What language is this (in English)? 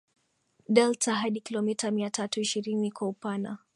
Swahili